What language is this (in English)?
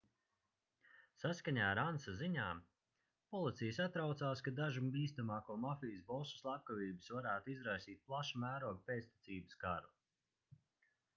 Latvian